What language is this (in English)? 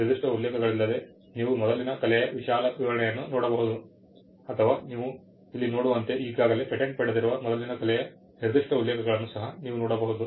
Kannada